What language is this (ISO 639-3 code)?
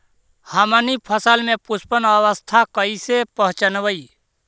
mag